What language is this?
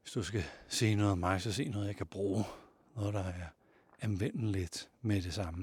Danish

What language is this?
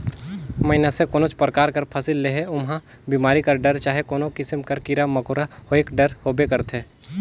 Chhattisgarhi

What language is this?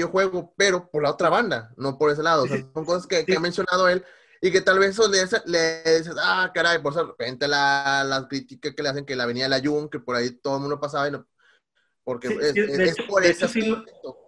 Spanish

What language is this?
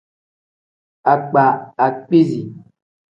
Tem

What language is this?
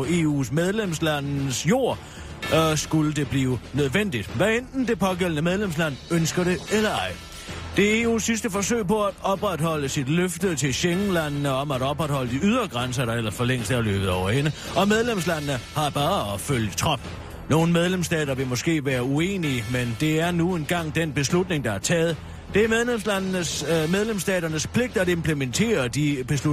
Danish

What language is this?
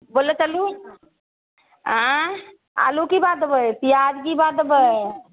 Maithili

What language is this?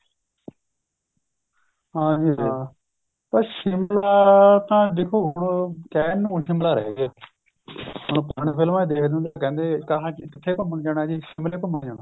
Punjabi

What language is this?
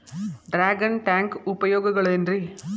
Kannada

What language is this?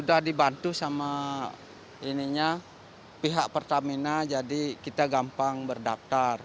Indonesian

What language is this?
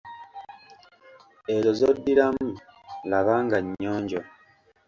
Ganda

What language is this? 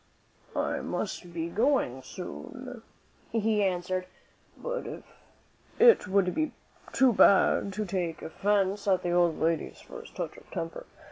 English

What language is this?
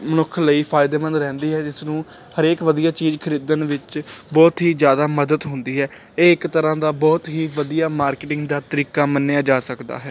Punjabi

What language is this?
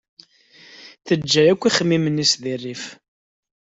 Kabyle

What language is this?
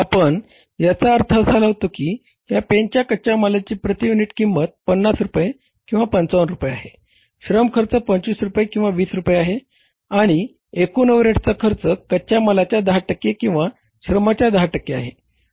Marathi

